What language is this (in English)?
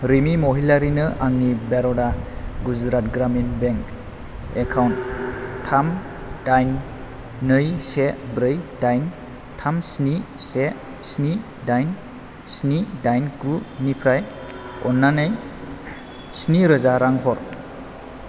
Bodo